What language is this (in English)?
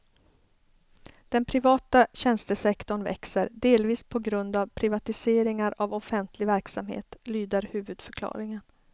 Swedish